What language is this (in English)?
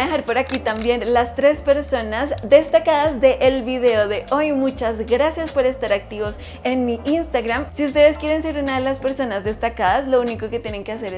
Spanish